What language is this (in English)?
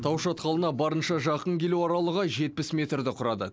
Kazakh